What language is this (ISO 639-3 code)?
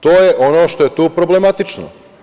srp